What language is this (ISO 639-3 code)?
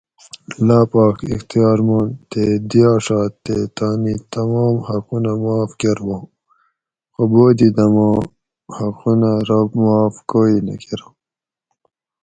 gwc